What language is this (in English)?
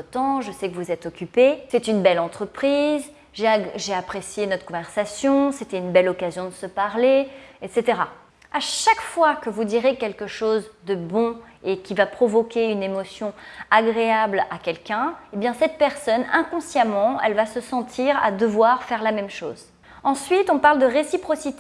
French